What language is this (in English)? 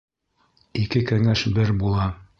Bashkir